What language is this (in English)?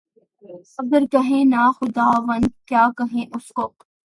Urdu